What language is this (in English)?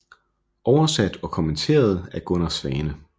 Danish